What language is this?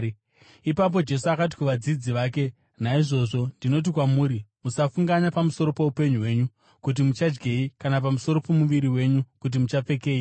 Shona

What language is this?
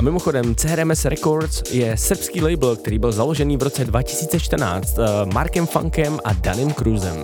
Czech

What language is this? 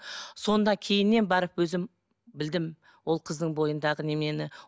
Kazakh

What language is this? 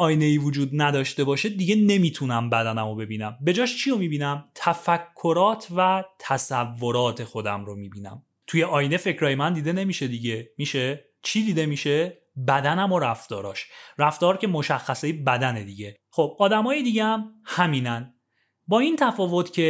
Persian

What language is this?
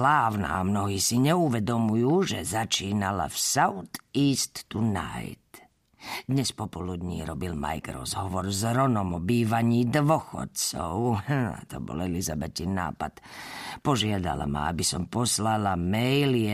Slovak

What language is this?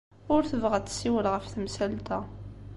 Kabyle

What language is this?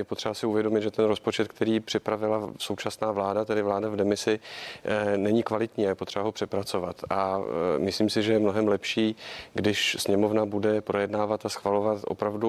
Czech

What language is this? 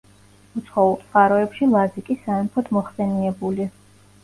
Georgian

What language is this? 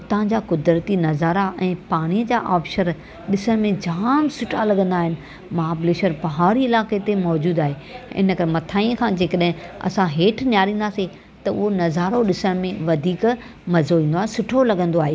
Sindhi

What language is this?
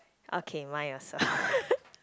English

